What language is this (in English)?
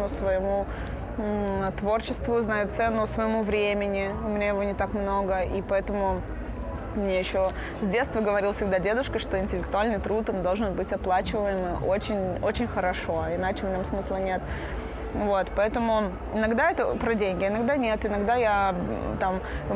Russian